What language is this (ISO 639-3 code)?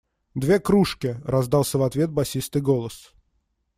rus